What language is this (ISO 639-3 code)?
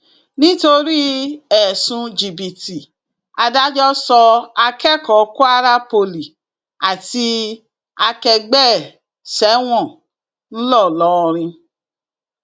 yor